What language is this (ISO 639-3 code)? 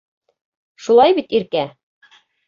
bak